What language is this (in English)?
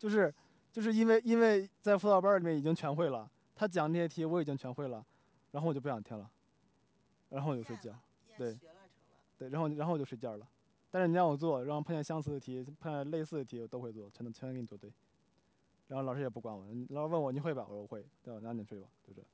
Chinese